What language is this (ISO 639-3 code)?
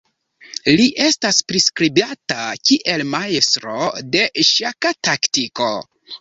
epo